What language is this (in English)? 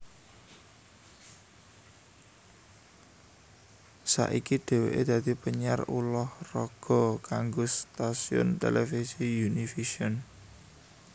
Javanese